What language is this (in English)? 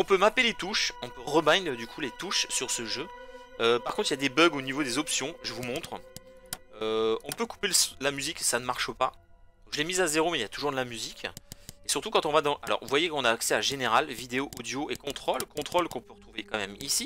French